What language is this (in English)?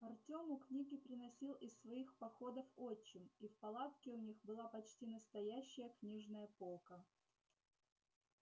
Russian